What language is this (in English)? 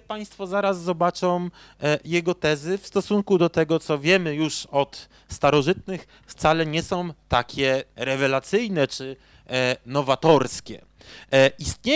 Polish